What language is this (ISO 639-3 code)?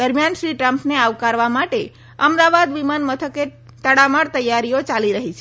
guj